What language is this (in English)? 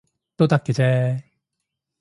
Cantonese